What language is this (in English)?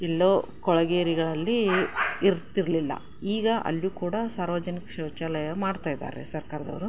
Kannada